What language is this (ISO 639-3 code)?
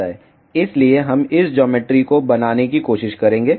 hin